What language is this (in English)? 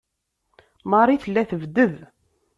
Kabyle